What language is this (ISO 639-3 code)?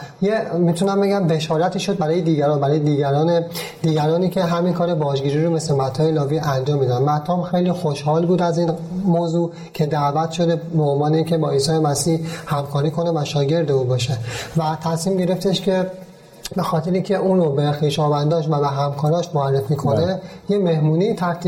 fas